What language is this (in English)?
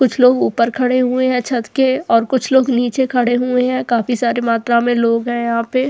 Hindi